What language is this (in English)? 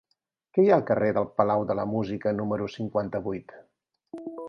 Catalan